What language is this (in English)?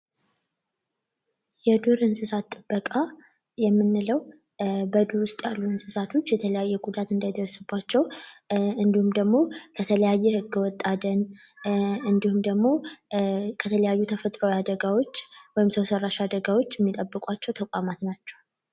Amharic